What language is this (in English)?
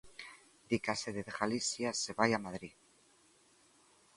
Galician